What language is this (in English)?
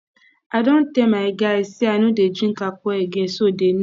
Nigerian Pidgin